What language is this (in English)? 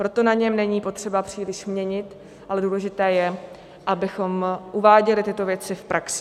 Czech